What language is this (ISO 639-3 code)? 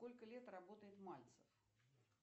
rus